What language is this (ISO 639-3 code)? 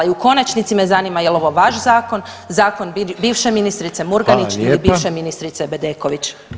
hrv